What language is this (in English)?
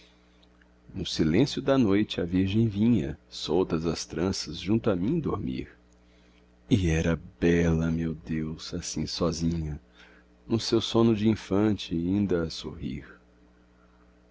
Portuguese